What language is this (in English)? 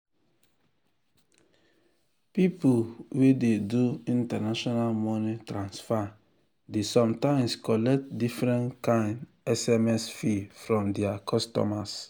Nigerian Pidgin